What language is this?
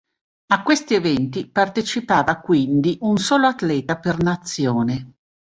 Italian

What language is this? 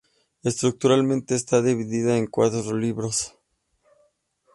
Spanish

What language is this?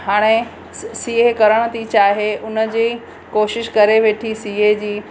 Sindhi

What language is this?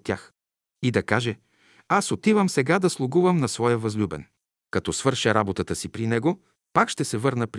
Bulgarian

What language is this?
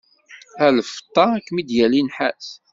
Kabyle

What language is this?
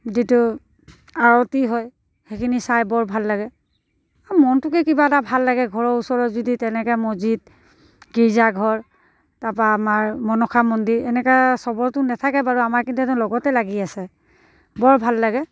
Assamese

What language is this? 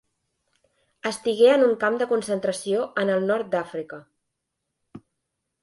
Catalan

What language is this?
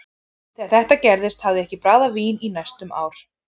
Icelandic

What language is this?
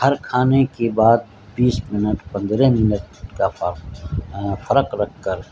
Urdu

